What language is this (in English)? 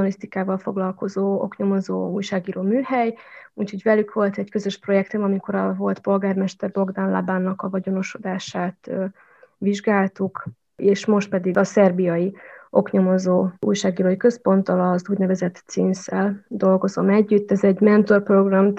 Hungarian